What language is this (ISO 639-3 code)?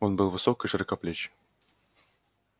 rus